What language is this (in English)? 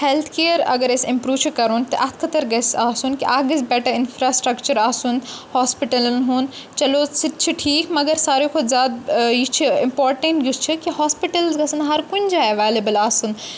Kashmiri